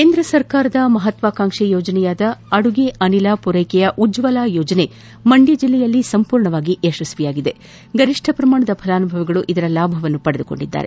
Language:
Kannada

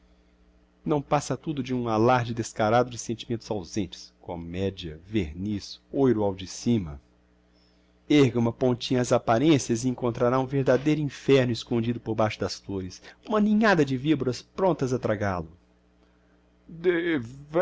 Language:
Portuguese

